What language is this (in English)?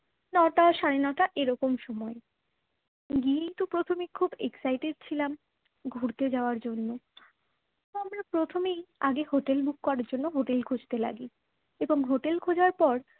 Bangla